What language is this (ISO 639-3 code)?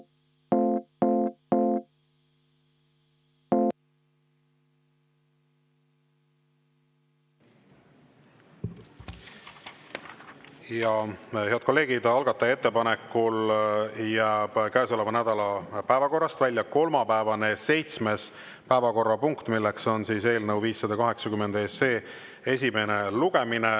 est